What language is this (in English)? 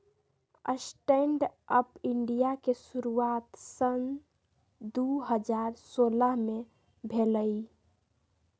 Magahi